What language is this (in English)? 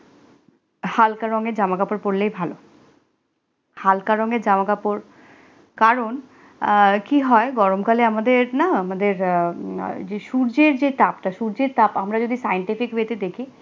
Bangla